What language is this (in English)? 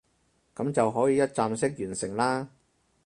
Cantonese